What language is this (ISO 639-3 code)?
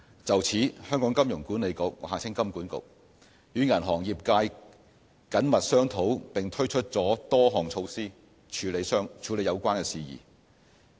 yue